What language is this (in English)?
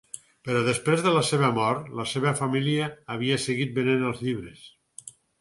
Catalan